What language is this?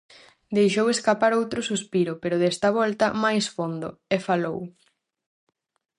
Galician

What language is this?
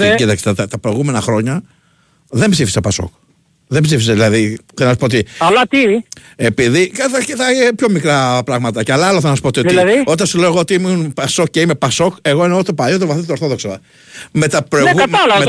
Greek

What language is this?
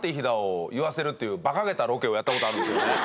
Japanese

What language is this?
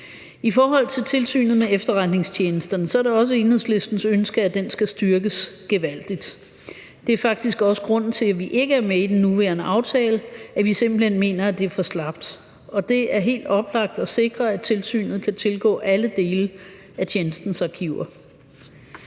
Danish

